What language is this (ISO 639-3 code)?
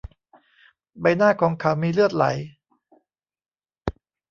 tha